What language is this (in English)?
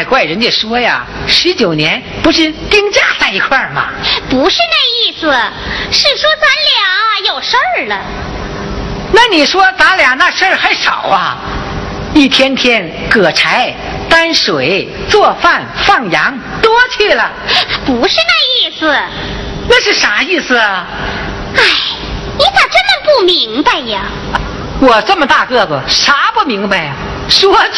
Chinese